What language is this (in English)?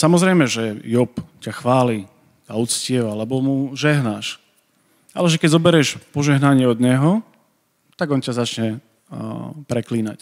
Slovak